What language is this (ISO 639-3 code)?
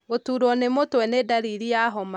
kik